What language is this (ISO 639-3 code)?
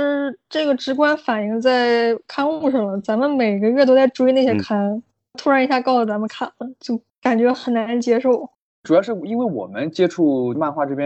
zho